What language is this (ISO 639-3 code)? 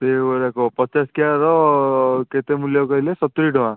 ori